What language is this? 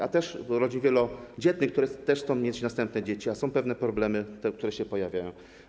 Polish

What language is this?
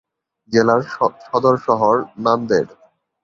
Bangla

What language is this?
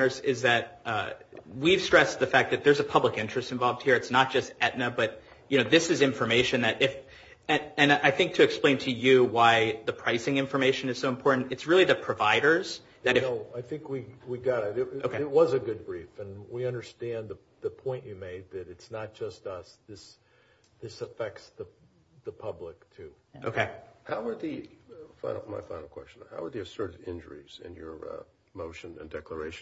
English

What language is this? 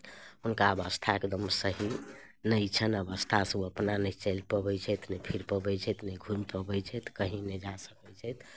Maithili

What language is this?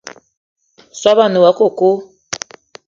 Eton (Cameroon)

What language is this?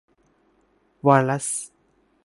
Thai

